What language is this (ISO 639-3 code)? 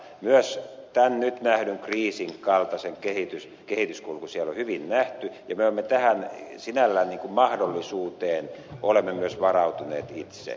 fin